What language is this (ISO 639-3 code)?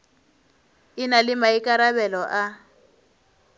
nso